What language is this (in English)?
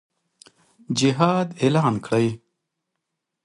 Pashto